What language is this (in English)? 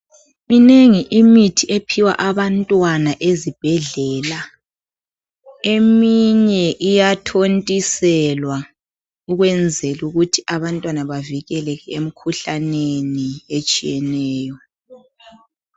North Ndebele